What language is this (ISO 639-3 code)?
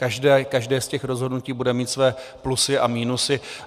ces